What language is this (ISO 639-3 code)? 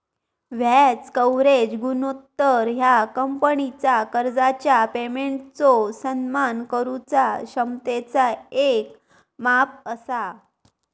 mar